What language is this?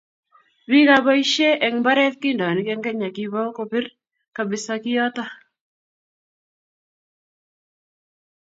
Kalenjin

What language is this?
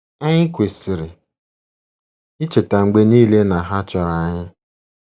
Igbo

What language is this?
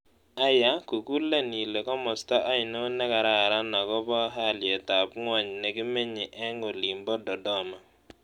Kalenjin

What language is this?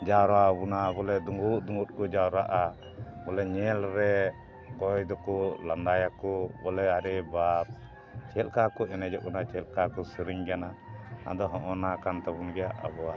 Santali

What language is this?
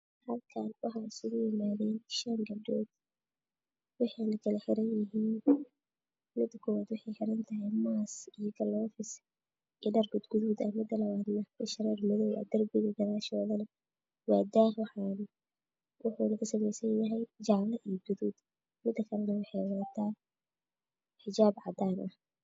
Somali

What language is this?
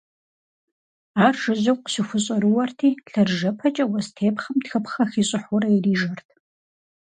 Kabardian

